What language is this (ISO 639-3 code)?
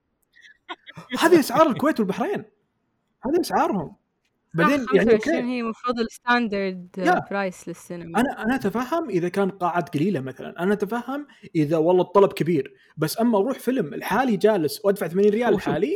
ara